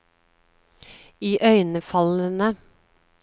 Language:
Norwegian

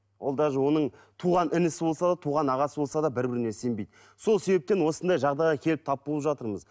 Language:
Kazakh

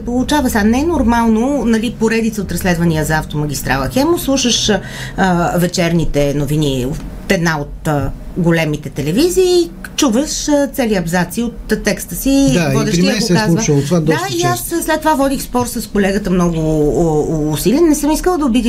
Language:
Bulgarian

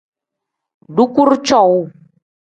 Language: Tem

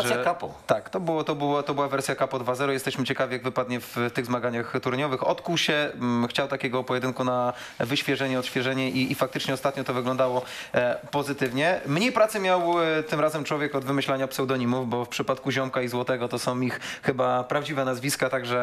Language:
Polish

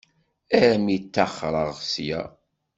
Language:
Kabyle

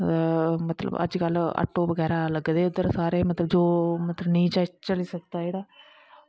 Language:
Dogri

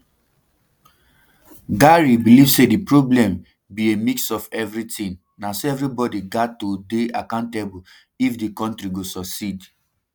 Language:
Nigerian Pidgin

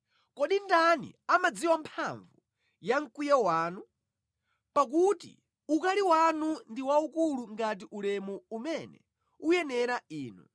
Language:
Nyanja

